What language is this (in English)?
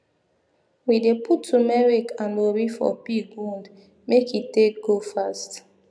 Nigerian Pidgin